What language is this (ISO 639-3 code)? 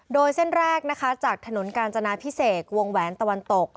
tha